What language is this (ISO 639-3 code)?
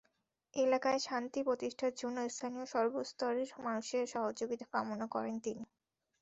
ben